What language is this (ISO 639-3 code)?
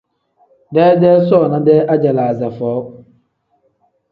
kdh